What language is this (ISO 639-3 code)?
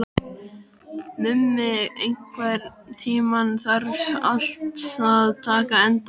isl